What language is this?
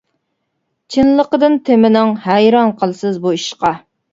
Uyghur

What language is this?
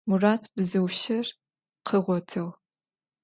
Adyghe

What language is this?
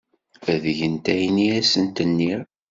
Kabyle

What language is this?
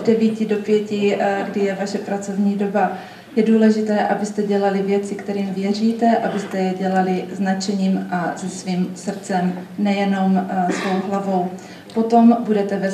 Czech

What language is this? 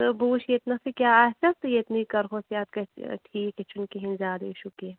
Kashmiri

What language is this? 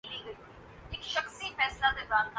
Urdu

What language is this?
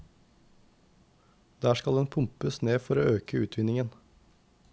Norwegian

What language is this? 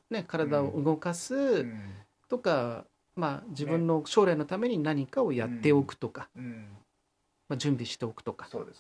Japanese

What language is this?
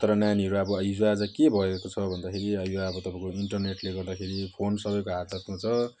Nepali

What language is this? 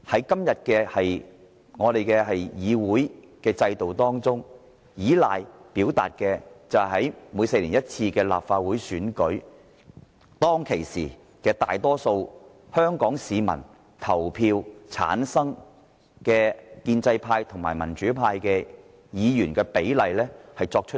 Cantonese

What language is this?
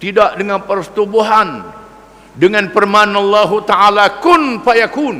Malay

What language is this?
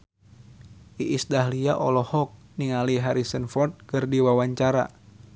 Sundanese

